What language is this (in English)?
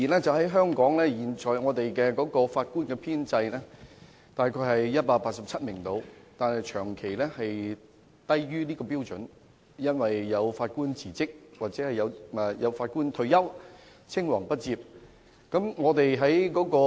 Cantonese